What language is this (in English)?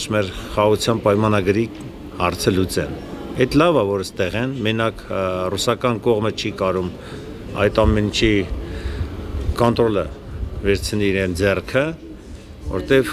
Turkish